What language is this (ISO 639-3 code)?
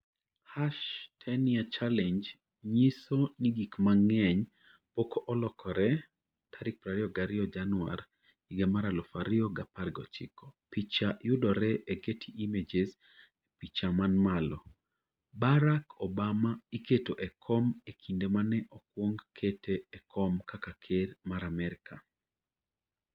luo